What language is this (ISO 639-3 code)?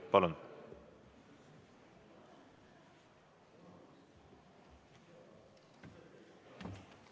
est